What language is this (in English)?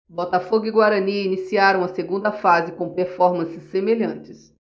Portuguese